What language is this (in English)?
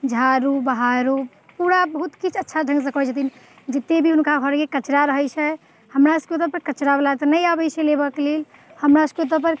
Maithili